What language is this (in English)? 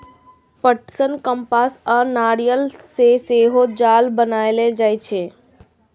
Maithili